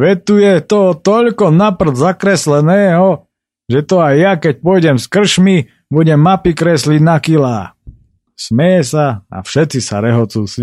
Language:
Slovak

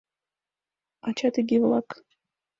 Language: Mari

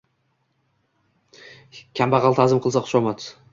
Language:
Uzbek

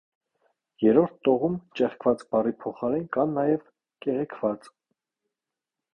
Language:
Armenian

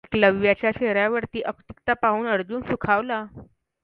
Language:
Marathi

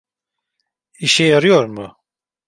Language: Turkish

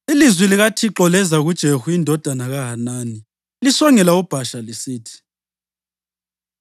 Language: North Ndebele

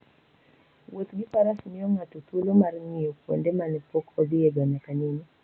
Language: Luo (Kenya and Tanzania)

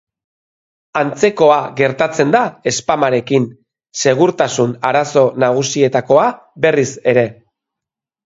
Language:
Basque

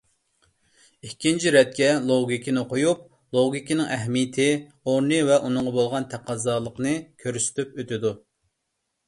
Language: Uyghur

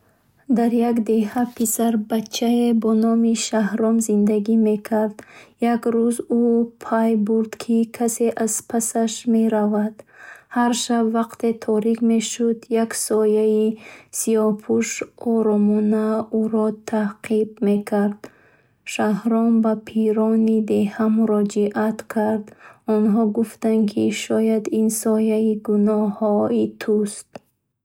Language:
Bukharic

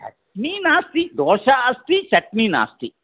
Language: Sanskrit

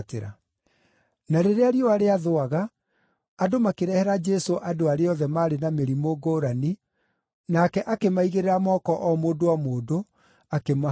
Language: Kikuyu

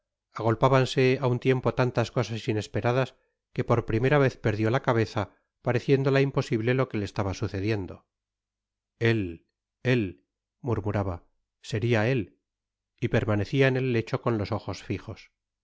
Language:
Spanish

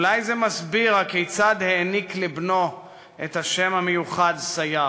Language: Hebrew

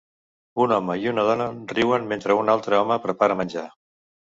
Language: Catalan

